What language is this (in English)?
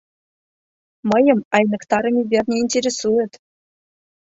Mari